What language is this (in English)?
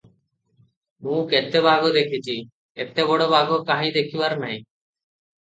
Odia